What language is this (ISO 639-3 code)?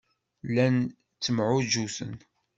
kab